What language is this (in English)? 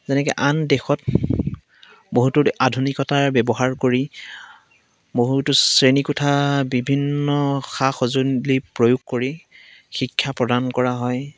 Assamese